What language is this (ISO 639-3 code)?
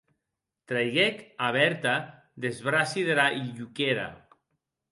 oci